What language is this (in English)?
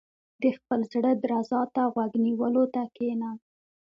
Pashto